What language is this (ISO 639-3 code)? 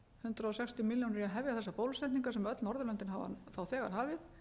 isl